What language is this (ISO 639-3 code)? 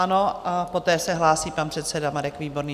ces